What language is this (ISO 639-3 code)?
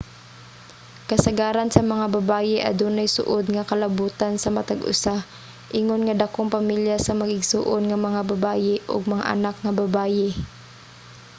ceb